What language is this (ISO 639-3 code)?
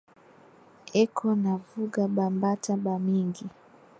swa